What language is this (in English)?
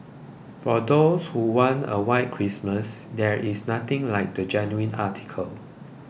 English